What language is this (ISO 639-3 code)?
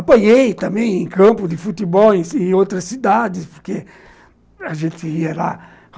por